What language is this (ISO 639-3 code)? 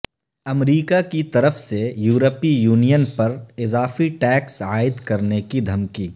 urd